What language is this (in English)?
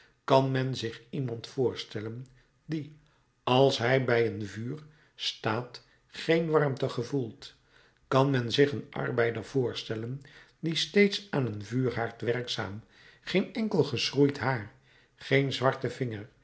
Dutch